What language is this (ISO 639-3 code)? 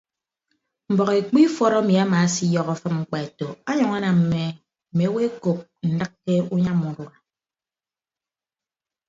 ibb